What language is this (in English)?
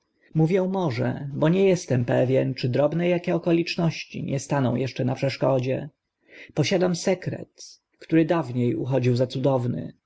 Polish